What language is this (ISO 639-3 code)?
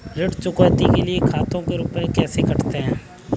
hin